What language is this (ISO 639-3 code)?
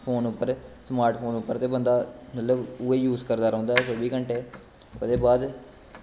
doi